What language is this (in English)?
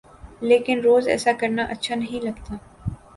Urdu